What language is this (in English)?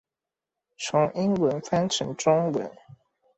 Chinese